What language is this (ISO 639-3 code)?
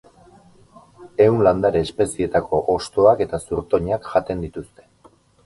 eus